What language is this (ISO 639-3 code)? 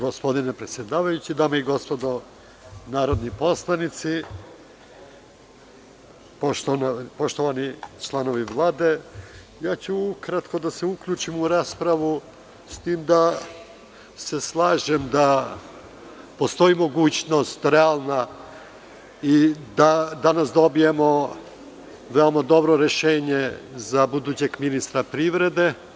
srp